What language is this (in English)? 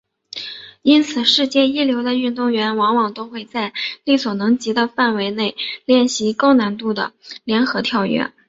Chinese